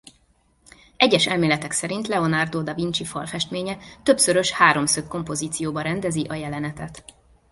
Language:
Hungarian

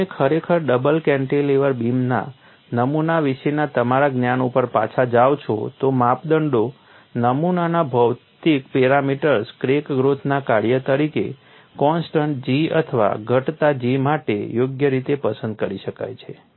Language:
Gujarati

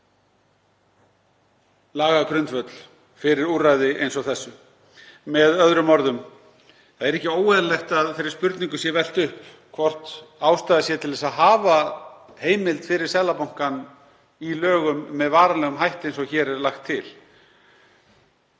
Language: Icelandic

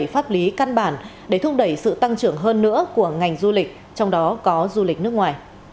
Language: Vietnamese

